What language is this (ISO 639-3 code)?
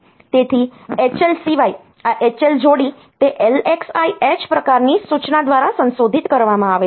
guj